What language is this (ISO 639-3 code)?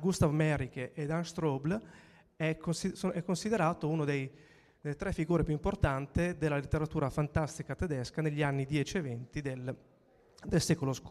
ita